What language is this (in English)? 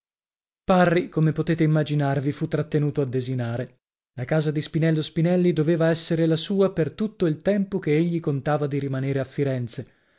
Italian